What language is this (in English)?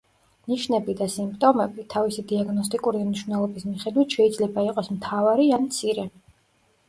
Georgian